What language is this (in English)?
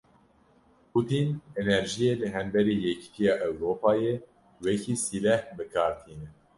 Kurdish